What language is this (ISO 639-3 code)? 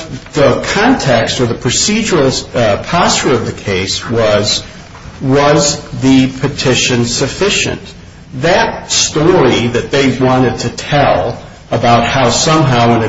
eng